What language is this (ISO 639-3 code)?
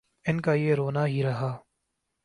urd